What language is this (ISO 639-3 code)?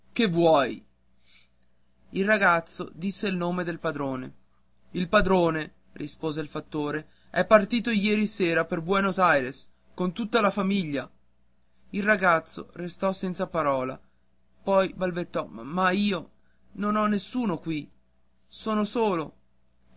ita